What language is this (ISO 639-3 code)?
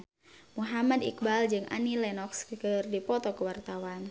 sun